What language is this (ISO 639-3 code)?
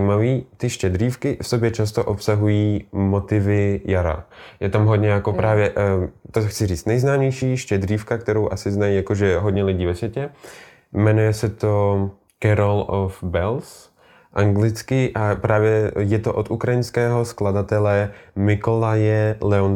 ces